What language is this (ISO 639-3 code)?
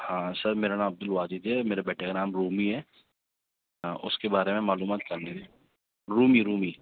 urd